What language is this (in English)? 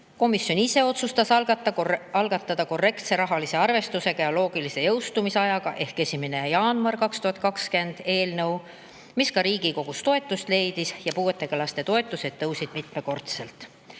Estonian